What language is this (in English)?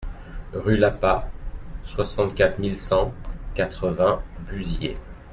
French